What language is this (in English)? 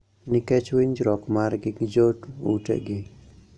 Luo (Kenya and Tanzania)